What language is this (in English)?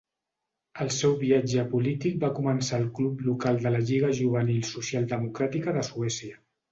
Catalan